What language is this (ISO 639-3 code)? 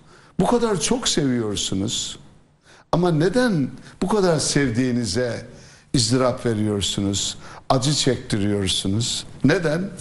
tur